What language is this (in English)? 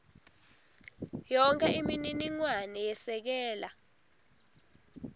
Swati